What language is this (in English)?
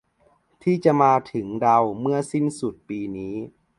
Thai